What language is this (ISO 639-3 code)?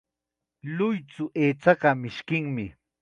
qxa